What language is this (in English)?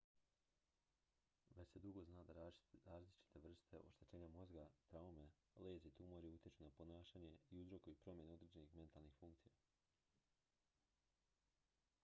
Croatian